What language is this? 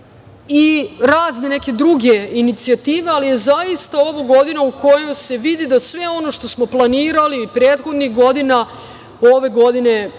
Serbian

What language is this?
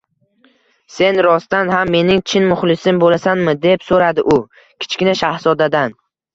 Uzbek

